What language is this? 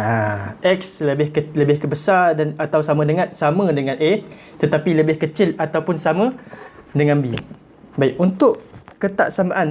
Malay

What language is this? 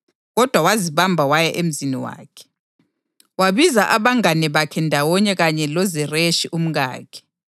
North Ndebele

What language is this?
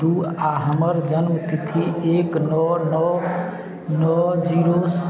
Maithili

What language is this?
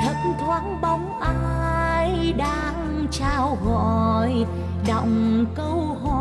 Vietnamese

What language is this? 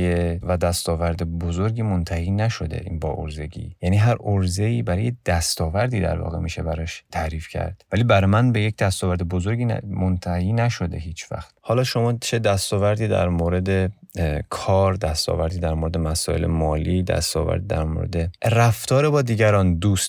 Persian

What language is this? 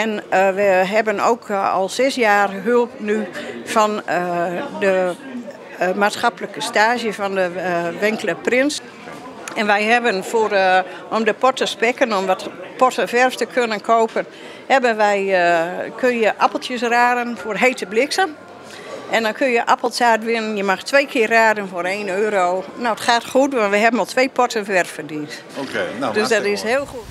Dutch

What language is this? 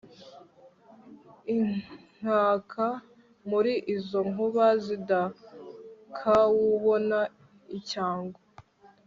Kinyarwanda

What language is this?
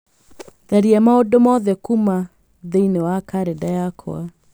Kikuyu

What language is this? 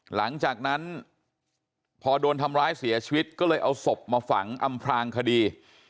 Thai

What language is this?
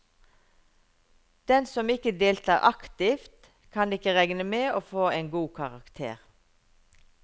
Norwegian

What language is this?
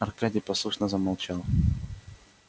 Russian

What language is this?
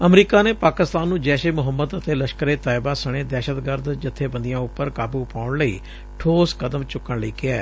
Punjabi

